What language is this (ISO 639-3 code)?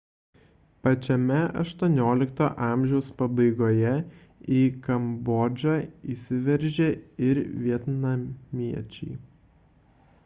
lit